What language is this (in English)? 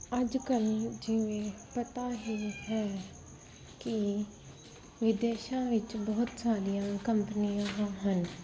Punjabi